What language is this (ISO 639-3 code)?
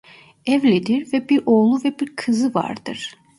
tur